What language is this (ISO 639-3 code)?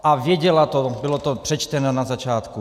ces